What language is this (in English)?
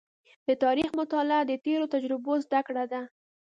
Pashto